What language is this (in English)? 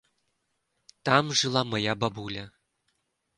Belarusian